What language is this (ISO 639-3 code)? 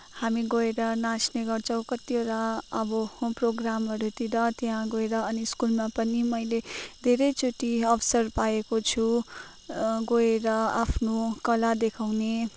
nep